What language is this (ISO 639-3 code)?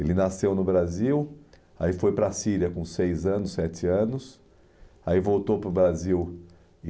por